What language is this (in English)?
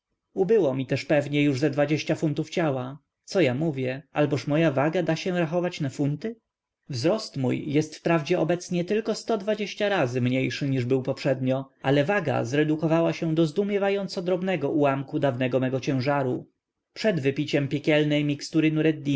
Polish